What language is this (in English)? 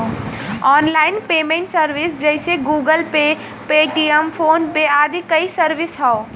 Bhojpuri